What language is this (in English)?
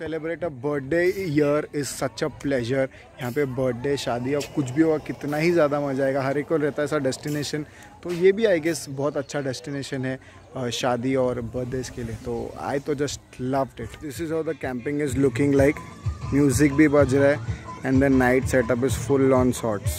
Hindi